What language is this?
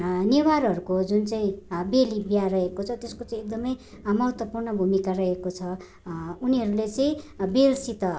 Nepali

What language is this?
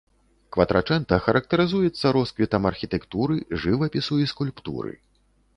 Belarusian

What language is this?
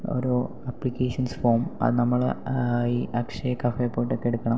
Malayalam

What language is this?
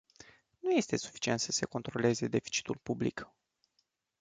Romanian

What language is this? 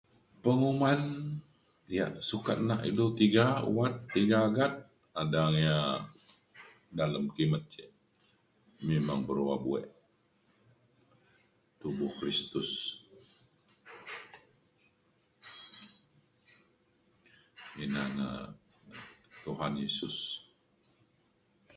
Mainstream Kenyah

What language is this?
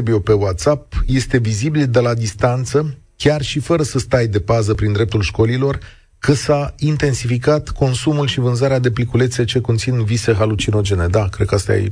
Romanian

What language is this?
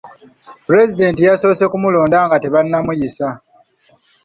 Ganda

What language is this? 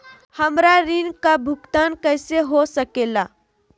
Magahi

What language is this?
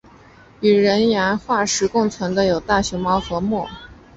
Chinese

